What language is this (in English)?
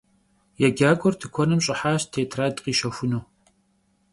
Kabardian